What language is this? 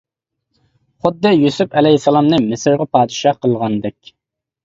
Uyghur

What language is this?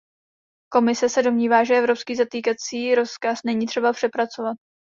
Czech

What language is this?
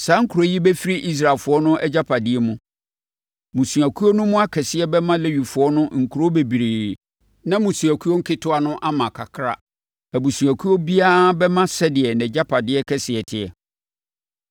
Akan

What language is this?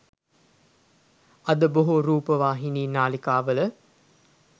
Sinhala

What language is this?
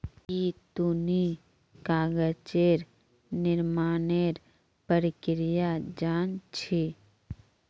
Magahi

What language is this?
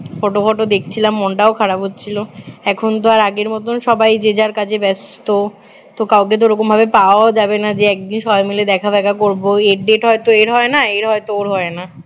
Bangla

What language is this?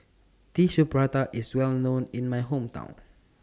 English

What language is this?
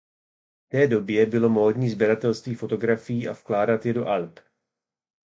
Czech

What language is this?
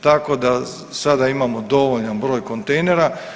Croatian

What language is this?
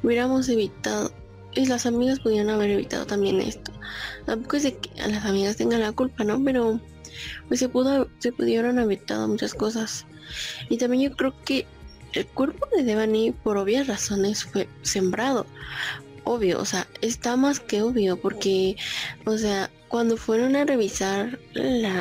Spanish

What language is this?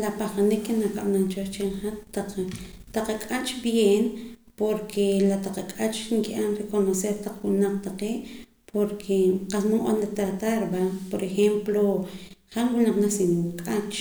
Poqomam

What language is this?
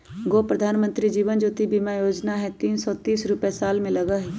Magahi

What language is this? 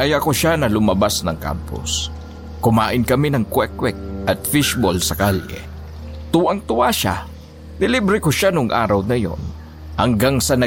Filipino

